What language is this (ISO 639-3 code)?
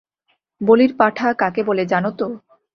ben